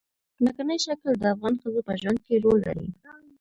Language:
Pashto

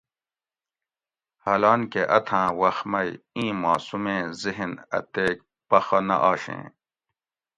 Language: Gawri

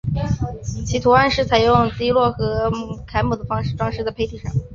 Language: Chinese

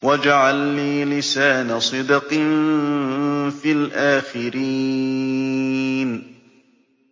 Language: Arabic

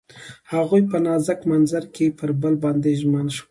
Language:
Pashto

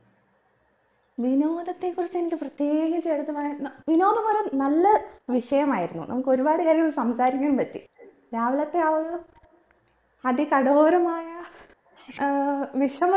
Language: Malayalam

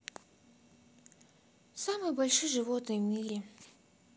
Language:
Russian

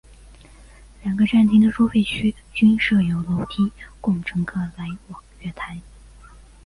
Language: Chinese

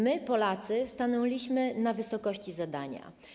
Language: Polish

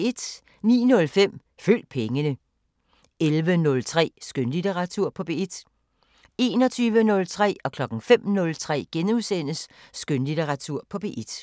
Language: Danish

